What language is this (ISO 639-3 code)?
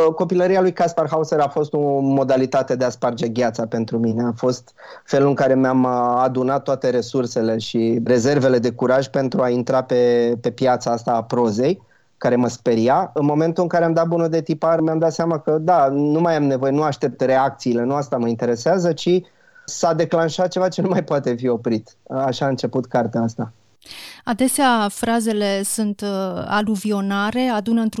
ron